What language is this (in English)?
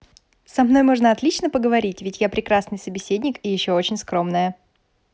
Russian